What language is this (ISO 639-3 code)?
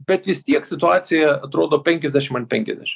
lit